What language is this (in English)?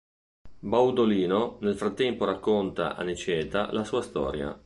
Italian